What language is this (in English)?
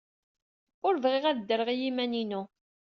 Kabyle